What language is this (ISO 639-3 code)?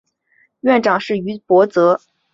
zho